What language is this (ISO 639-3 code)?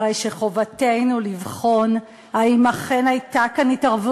heb